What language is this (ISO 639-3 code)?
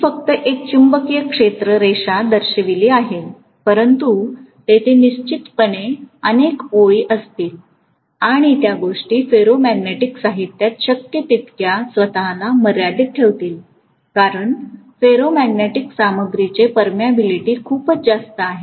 mar